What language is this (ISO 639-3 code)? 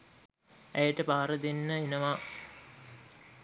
sin